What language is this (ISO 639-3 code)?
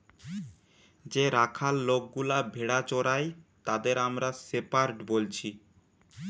ben